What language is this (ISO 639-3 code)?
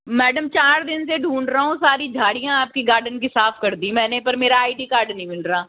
hin